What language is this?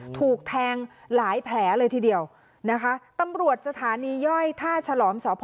Thai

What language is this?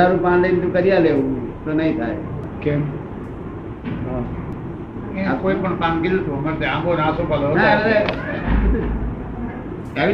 Gujarati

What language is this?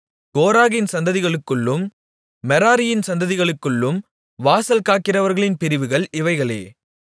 Tamil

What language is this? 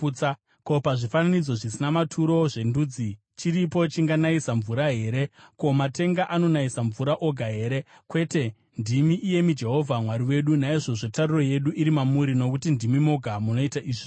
Shona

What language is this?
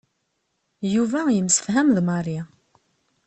Kabyle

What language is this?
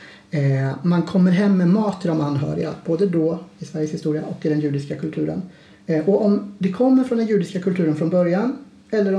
Swedish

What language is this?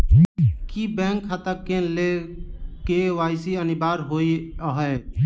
Maithili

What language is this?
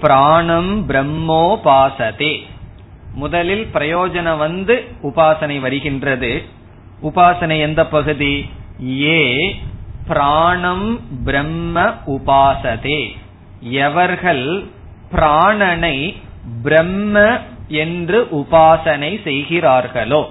Tamil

